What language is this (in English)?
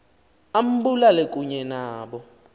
Xhosa